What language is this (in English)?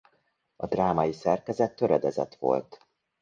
Hungarian